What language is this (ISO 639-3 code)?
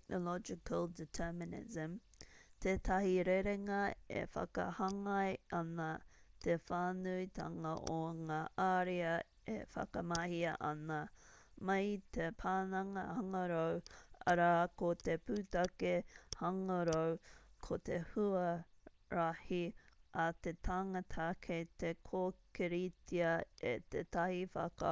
mri